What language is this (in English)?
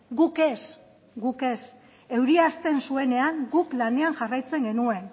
Basque